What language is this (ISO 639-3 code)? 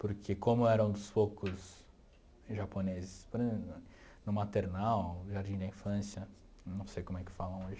por